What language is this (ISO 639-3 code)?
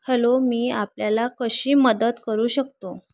mar